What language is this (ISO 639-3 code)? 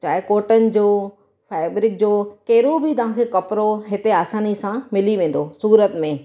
snd